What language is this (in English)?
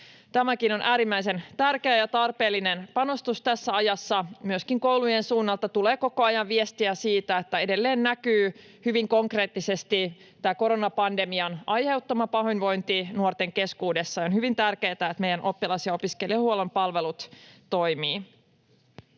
Finnish